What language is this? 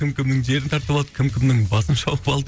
Kazakh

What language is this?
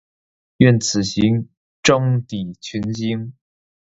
Chinese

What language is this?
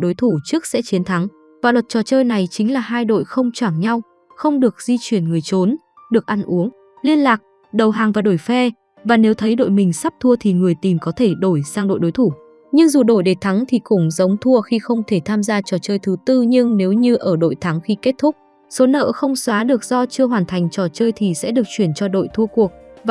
Vietnamese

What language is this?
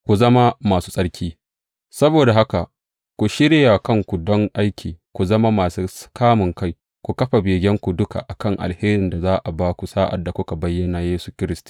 Hausa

